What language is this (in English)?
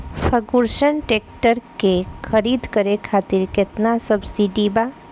Bhojpuri